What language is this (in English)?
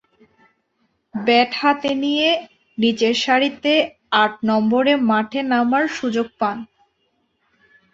Bangla